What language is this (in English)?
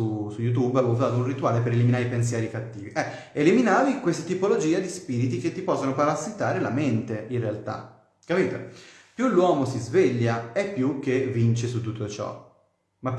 Italian